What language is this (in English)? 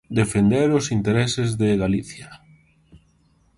Galician